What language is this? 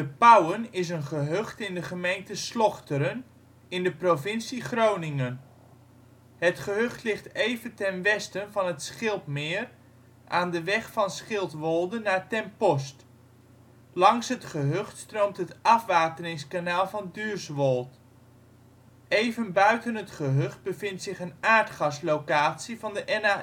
Dutch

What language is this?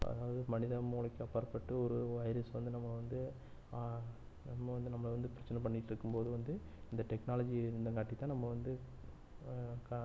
Tamil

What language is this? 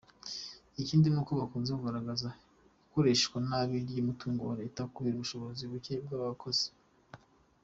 Kinyarwanda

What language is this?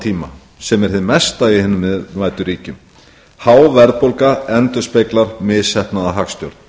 Icelandic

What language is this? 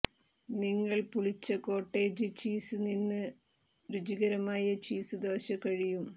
Malayalam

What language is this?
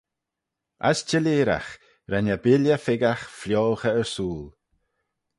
Manx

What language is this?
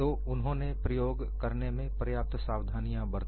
Hindi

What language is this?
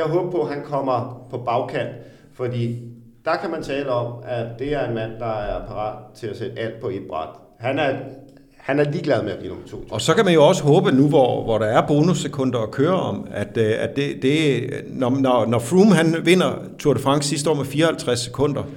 Danish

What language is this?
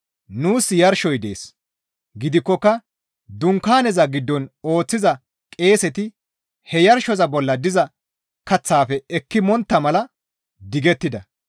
Gamo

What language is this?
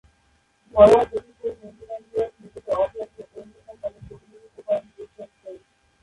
Bangla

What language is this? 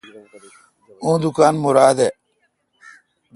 Kalkoti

